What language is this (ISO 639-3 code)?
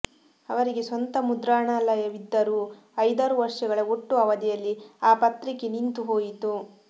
kan